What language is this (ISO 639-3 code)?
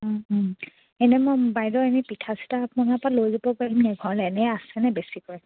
asm